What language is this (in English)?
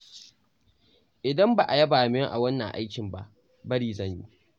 Hausa